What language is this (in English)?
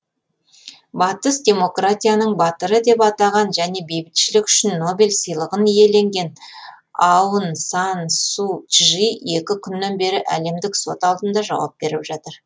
Kazakh